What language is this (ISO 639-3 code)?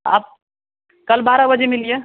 hin